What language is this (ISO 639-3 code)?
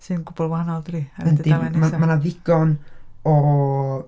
cym